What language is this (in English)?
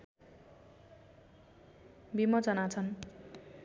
Nepali